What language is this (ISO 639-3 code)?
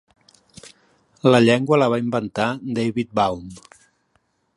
cat